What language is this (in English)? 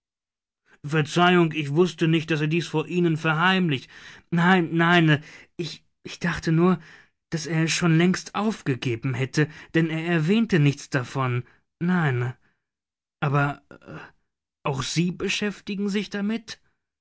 German